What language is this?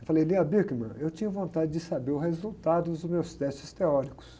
Portuguese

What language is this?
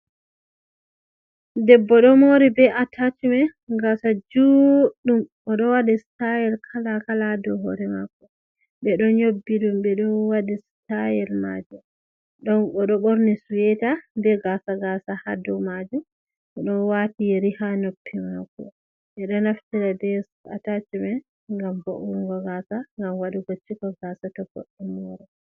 Fula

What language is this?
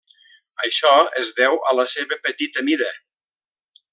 Catalan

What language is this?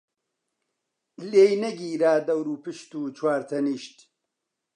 Central Kurdish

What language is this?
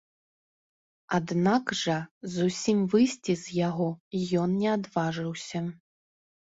Belarusian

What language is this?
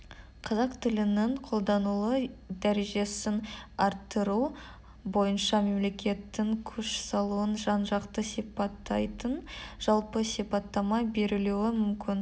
Kazakh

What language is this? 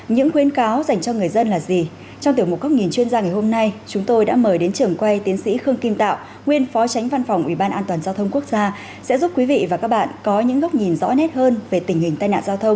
Vietnamese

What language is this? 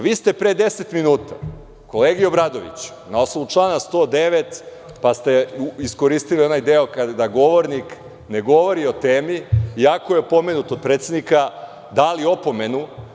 Serbian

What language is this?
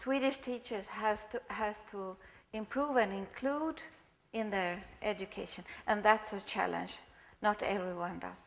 English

